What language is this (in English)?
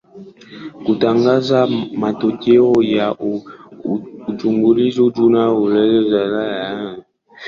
Swahili